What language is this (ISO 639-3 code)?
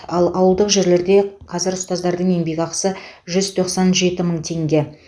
kaz